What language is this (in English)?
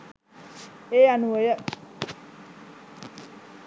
Sinhala